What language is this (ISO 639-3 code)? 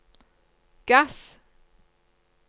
nor